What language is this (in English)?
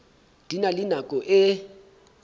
Southern Sotho